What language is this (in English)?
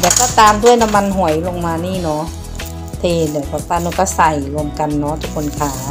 Thai